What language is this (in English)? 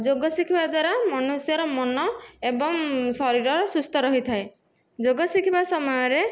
Odia